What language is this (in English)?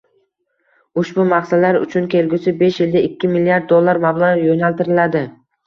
Uzbek